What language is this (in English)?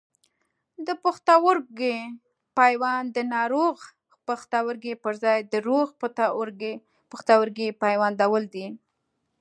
Pashto